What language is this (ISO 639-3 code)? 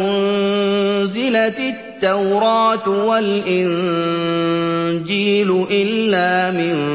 ara